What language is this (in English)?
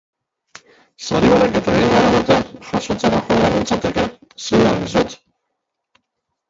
Basque